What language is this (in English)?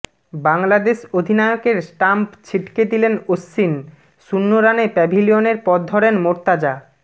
Bangla